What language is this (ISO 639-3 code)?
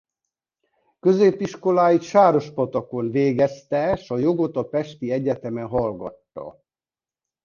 hun